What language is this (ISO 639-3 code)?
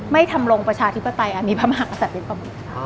tha